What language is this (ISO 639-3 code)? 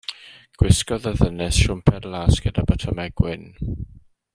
cym